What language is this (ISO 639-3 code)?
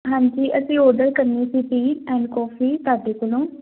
pan